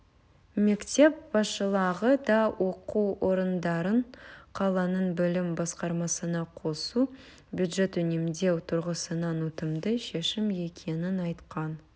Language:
Kazakh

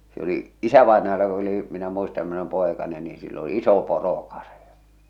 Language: Finnish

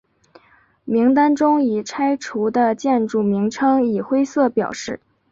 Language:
Chinese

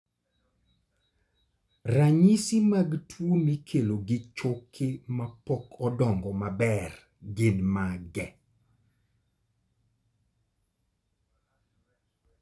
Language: Luo (Kenya and Tanzania)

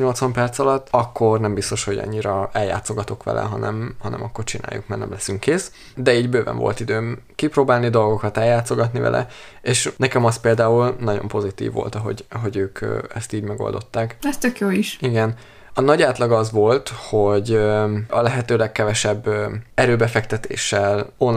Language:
Hungarian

